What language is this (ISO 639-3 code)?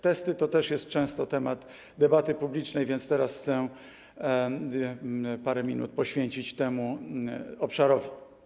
pol